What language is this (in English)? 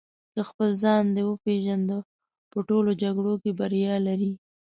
Pashto